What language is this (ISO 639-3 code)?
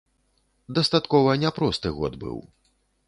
bel